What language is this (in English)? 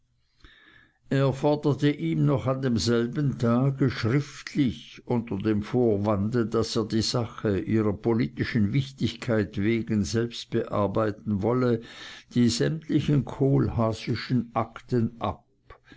German